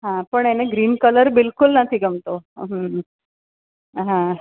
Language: Gujarati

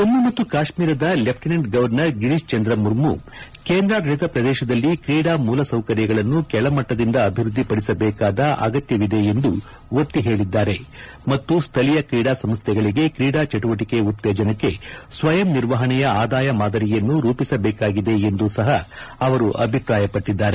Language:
Kannada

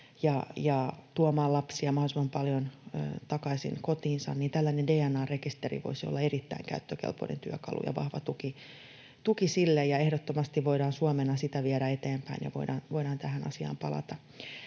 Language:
Finnish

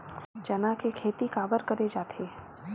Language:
Chhattisgarhi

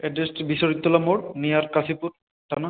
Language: Bangla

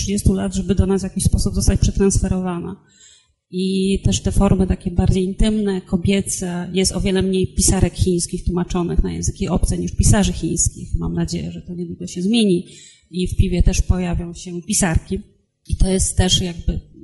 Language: Polish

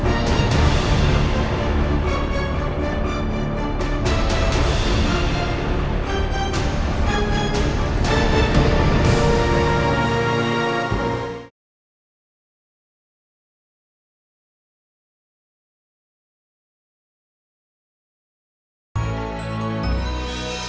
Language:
Indonesian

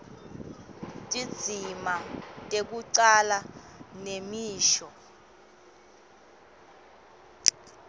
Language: Swati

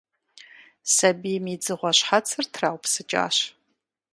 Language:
Kabardian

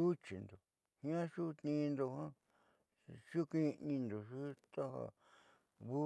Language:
Southeastern Nochixtlán Mixtec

